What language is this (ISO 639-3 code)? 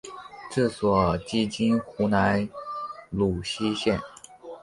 zho